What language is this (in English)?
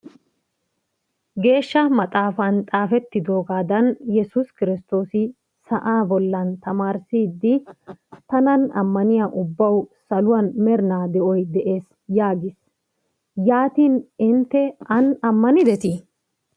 Wolaytta